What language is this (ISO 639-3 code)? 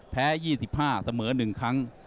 tha